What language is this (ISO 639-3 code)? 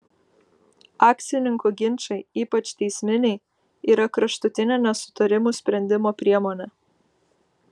lit